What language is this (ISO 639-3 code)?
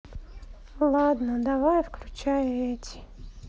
rus